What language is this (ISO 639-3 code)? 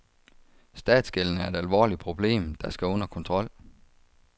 dan